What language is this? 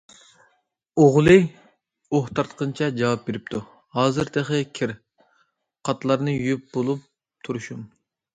Uyghur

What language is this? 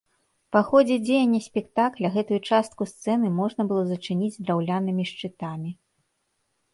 Belarusian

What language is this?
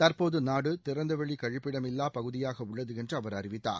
Tamil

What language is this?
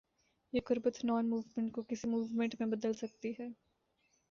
Urdu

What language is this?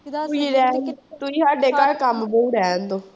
Punjabi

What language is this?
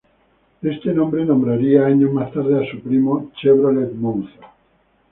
Spanish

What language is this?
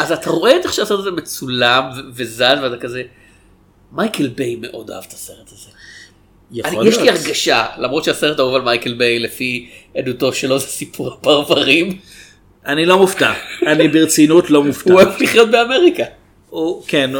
Hebrew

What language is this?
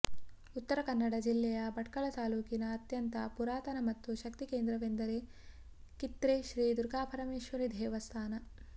Kannada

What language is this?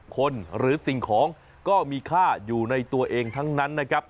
Thai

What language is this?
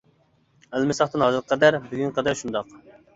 Uyghur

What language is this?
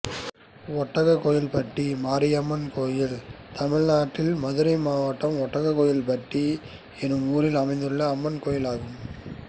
Tamil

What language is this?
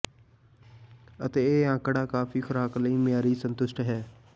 Punjabi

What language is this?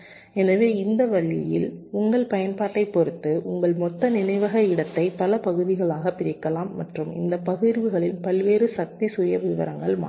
Tamil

